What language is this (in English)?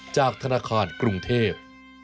Thai